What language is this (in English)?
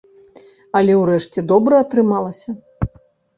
Belarusian